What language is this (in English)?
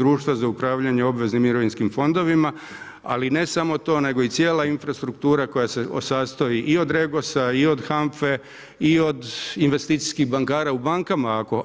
Croatian